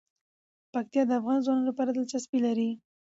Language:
Pashto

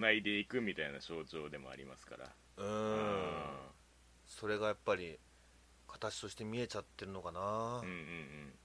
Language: Japanese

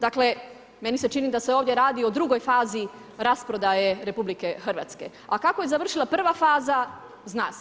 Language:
Croatian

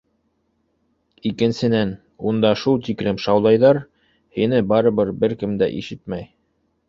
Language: Bashkir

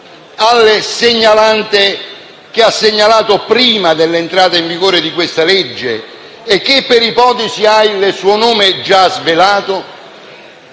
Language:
Italian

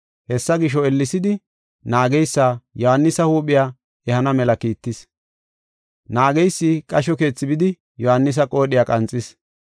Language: Gofa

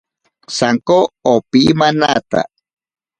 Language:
Ashéninka Perené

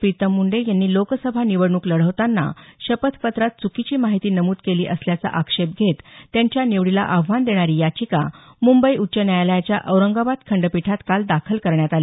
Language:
Marathi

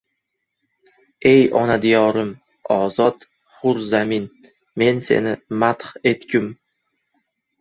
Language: Uzbek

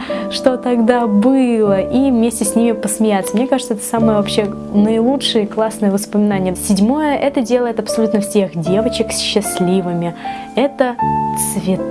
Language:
Russian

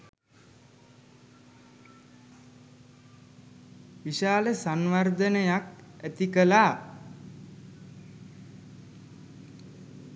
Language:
Sinhala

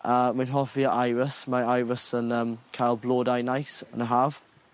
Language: Welsh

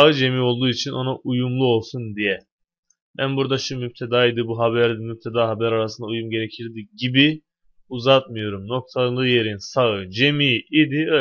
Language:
Turkish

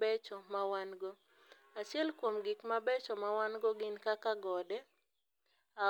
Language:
Luo (Kenya and Tanzania)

